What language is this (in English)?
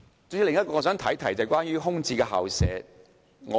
Cantonese